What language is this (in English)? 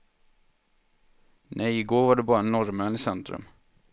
Swedish